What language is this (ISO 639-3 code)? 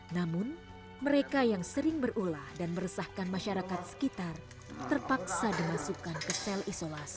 ind